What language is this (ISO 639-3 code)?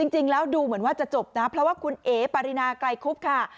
tha